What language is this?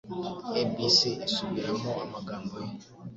Kinyarwanda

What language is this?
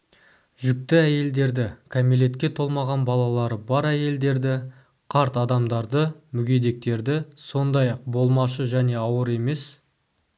Kazakh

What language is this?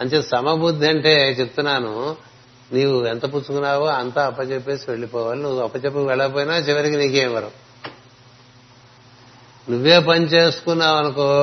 Telugu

